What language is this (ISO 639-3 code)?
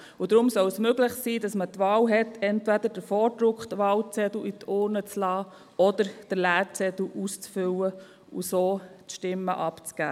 gsw